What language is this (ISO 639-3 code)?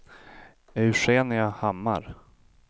swe